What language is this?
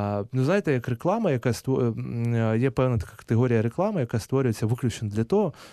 Ukrainian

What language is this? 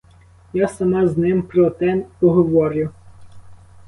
Ukrainian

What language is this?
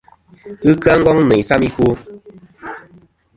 Kom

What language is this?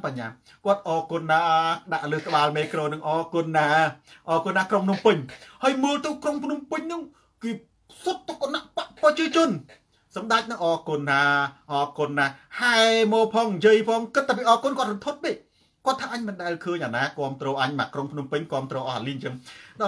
Thai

